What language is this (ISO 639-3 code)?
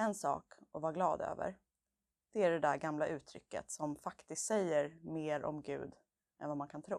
swe